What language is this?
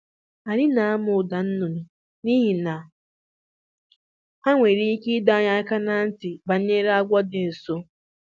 Igbo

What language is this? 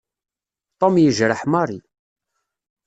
Kabyle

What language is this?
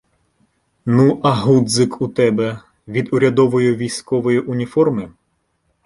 Ukrainian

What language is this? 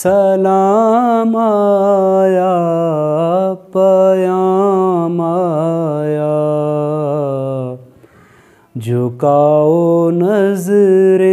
Hindi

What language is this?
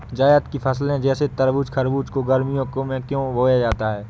Hindi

